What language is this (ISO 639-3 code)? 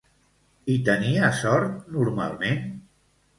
cat